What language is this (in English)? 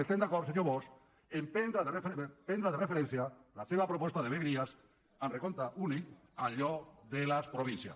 Catalan